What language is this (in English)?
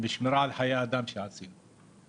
Hebrew